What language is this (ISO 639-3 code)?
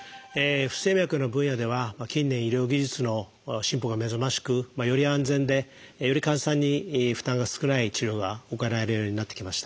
jpn